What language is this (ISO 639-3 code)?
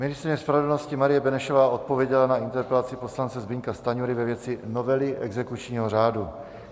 ces